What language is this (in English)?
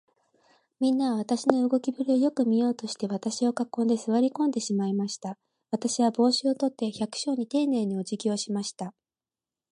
Japanese